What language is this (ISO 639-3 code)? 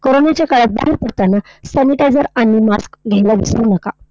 mar